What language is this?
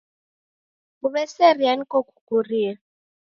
Taita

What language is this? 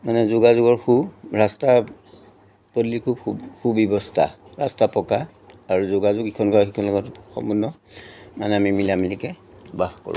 Assamese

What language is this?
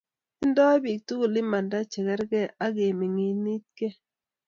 Kalenjin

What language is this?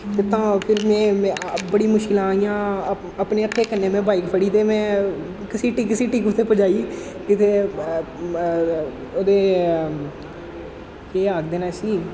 Dogri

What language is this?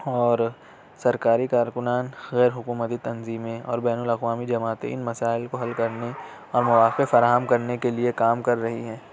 Urdu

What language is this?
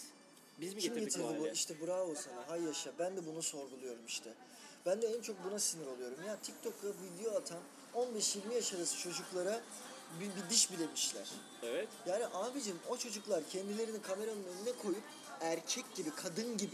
Turkish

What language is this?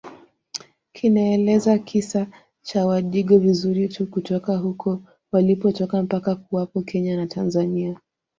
Swahili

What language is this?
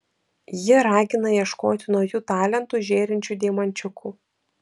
Lithuanian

